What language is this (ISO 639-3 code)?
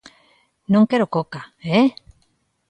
glg